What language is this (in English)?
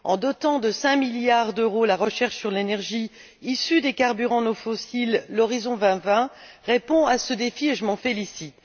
French